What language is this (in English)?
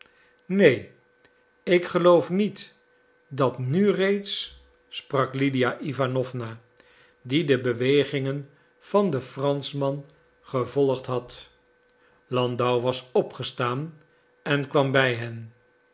Dutch